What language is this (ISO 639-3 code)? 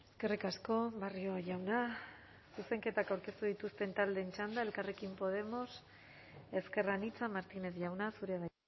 eus